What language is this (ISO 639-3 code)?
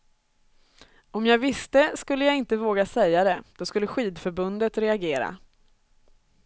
swe